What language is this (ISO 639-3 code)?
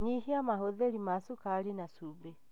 kik